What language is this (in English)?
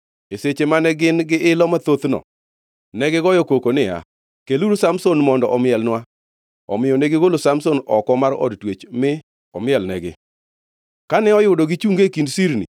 Luo (Kenya and Tanzania)